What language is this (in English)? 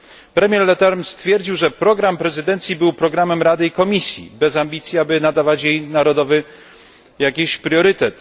Polish